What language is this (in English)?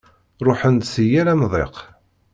Kabyle